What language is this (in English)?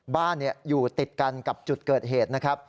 Thai